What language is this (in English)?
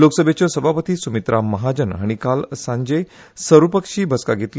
Konkani